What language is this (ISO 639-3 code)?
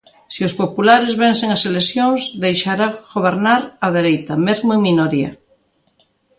glg